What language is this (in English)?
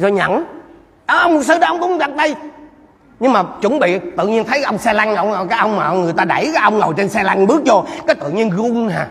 Vietnamese